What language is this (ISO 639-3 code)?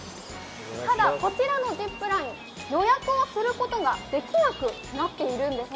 jpn